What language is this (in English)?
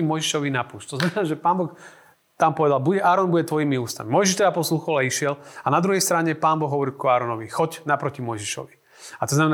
Slovak